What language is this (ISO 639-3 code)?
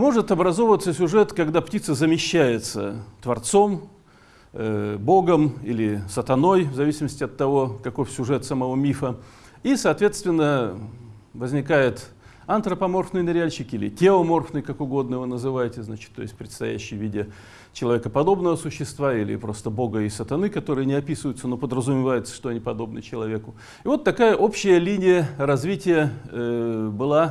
rus